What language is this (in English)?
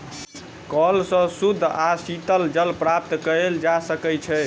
Maithili